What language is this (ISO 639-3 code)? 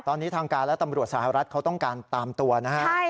tha